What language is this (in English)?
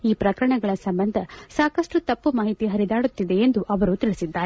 Kannada